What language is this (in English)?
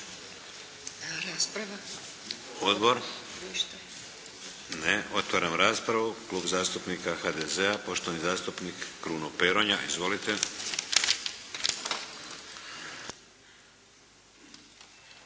Croatian